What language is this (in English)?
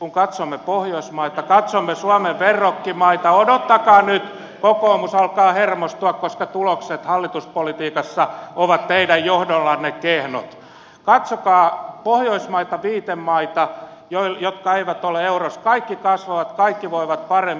Finnish